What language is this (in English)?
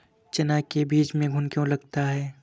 Hindi